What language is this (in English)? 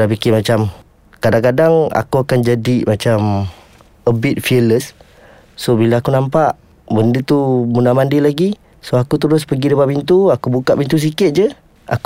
Malay